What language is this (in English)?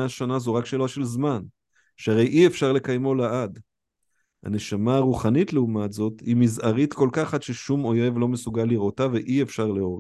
Hebrew